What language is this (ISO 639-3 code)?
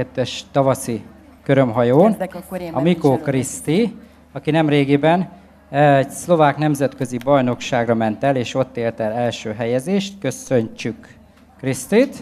hun